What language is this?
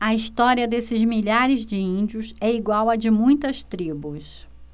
Portuguese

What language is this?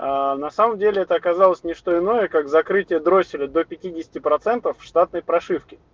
Russian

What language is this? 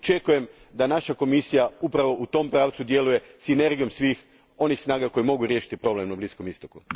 Croatian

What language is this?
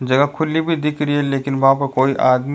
Rajasthani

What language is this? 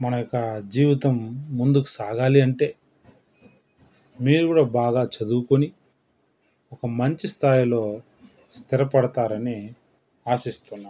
Telugu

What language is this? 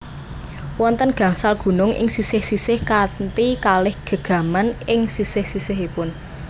Javanese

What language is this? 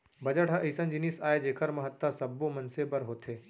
Chhattisgarhi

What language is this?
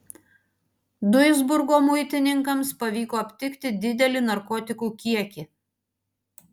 Lithuanian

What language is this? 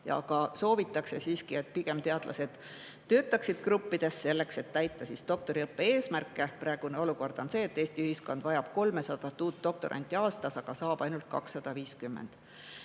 Estonian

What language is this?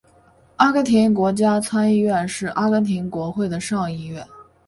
Chinese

